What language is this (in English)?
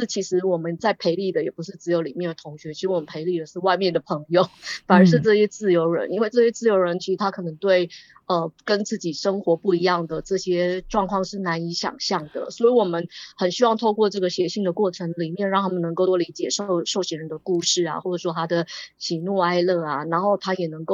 Chinese